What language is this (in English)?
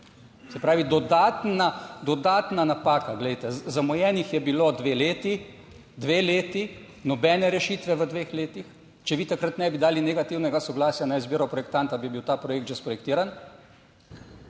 Slovenian